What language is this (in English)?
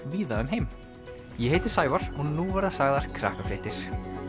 Icelandic